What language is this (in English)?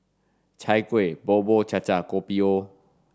English